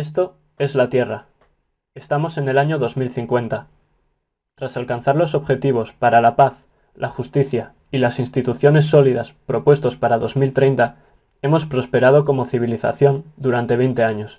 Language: Spanish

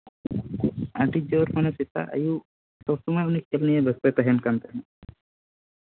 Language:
Santali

